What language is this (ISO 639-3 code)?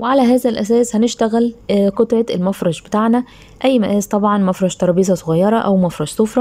ara